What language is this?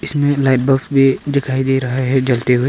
Hindi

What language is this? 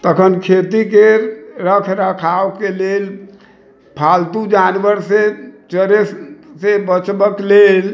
Maithili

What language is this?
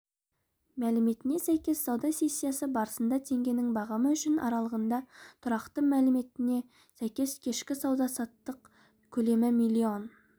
Kazakh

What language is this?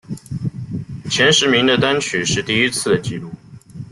Chinese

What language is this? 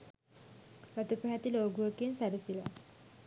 Sinhala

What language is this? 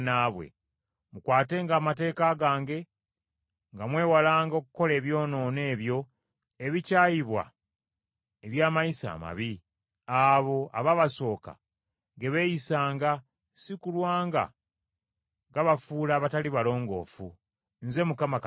Ganda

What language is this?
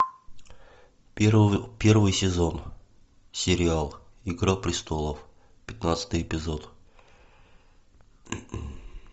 Russian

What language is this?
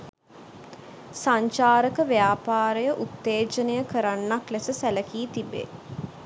Sinhala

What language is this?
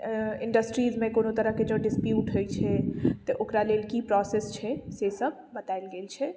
Maithili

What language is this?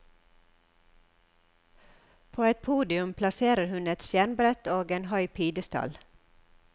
Norwegian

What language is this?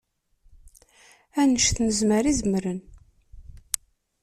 Kabyle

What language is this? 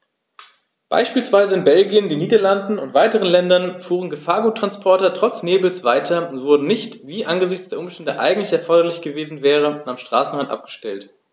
German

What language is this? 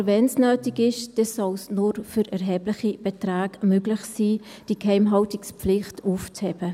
Swiss German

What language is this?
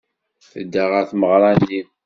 Kabyle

